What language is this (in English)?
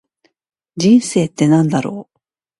Japanese